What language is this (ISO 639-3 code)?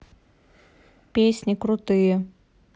rus